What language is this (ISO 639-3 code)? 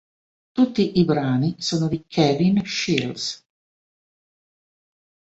ita